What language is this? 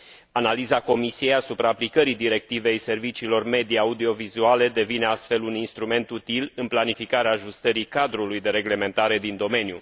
Romanian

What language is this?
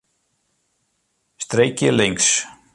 Western Frisian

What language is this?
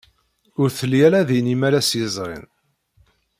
Kabyle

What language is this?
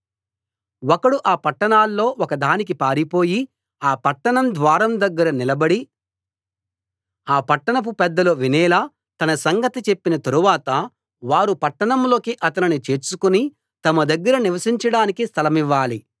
Telugu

